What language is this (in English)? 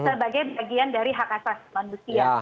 Indonesian